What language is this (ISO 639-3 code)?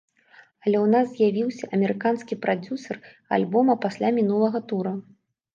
bel